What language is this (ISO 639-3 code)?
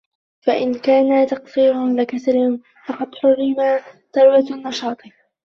ara